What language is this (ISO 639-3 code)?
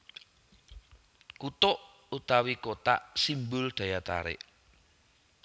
jav